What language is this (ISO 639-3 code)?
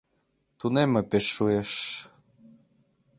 chm